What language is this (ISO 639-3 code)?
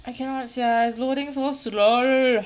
eng